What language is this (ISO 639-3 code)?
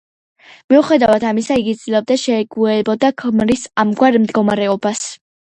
kat